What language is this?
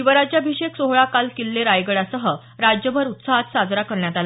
Marathi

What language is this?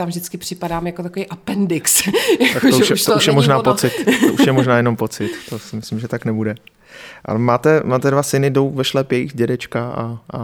Czech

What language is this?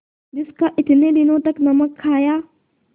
Hindi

